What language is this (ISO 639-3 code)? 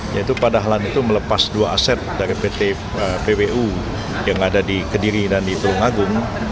ind